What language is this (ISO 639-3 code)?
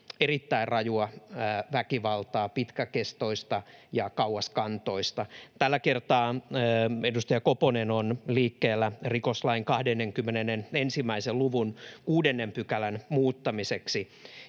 fin